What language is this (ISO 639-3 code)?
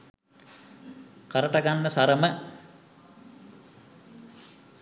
sin